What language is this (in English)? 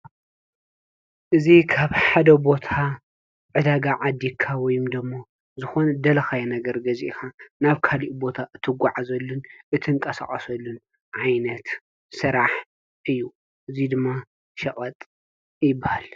Tigrinya